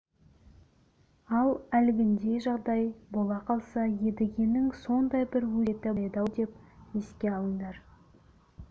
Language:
Kazakh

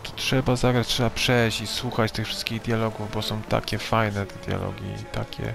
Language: Polish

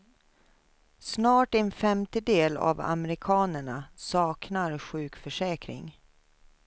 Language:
Swedish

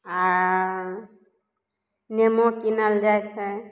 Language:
Maithili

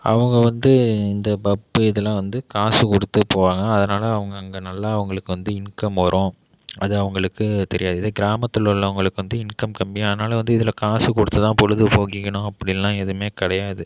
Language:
Tamil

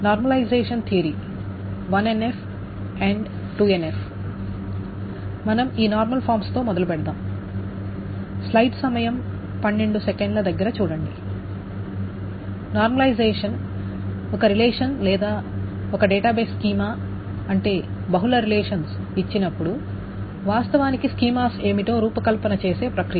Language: Telugu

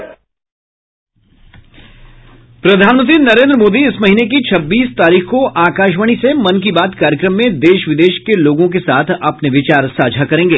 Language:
Hindi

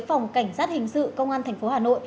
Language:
Vietnamese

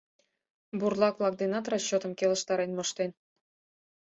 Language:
Mari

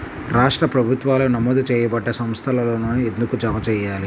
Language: Telugu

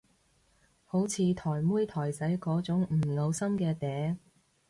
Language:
Cantonese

